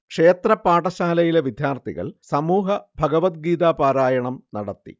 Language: Malayalam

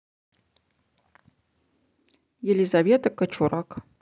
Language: Russian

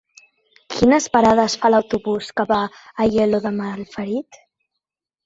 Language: Catalan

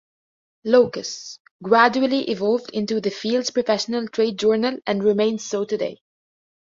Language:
English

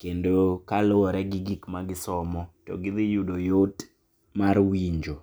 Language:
Luo (Kenya and Tanzania)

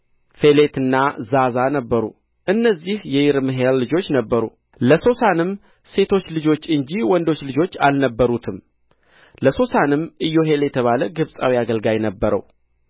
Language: Amharic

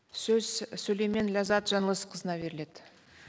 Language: Kazakh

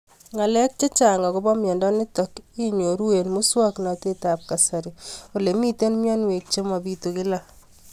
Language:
Kalenjin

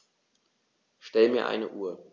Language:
German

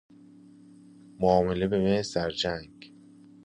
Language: Persian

